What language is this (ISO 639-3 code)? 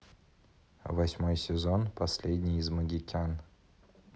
rus